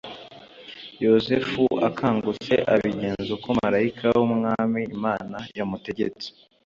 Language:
Kinyarwanda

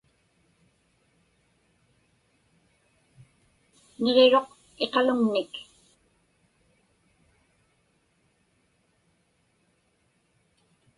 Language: Inupiaq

